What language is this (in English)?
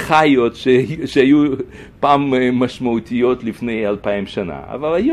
Hebrew